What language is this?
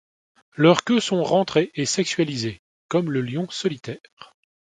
French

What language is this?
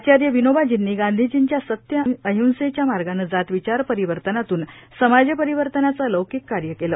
Marathi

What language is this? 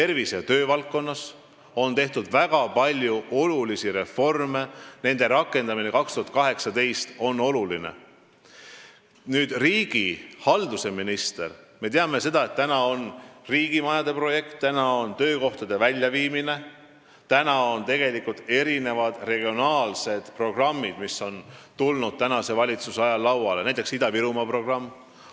Estonian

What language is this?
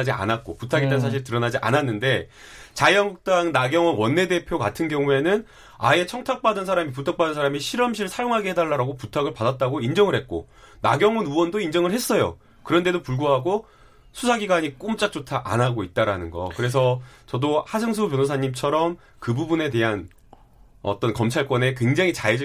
Korean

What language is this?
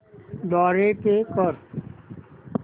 Marathi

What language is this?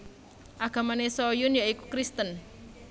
Javanese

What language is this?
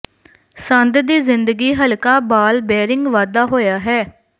Punjabi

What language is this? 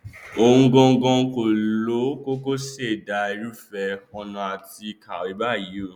Yoruba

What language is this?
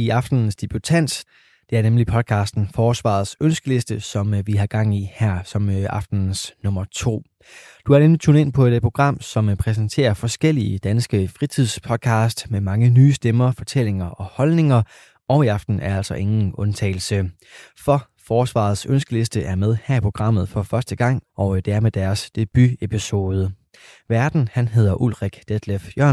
Danish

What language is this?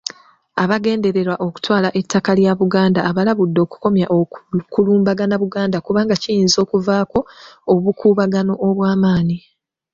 Ganda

